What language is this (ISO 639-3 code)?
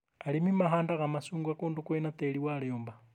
kik